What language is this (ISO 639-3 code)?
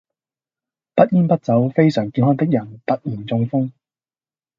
yue